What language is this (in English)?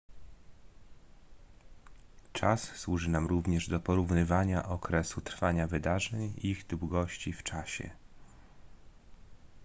Polish